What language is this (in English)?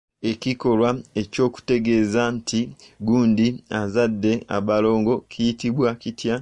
Ganda